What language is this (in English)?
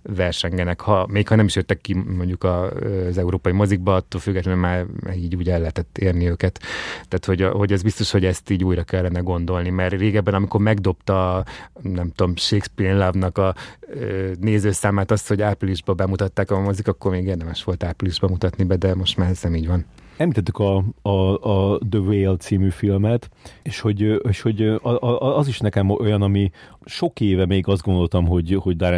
Hungarian